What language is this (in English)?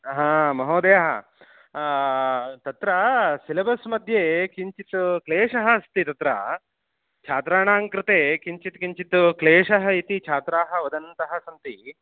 Sanskrit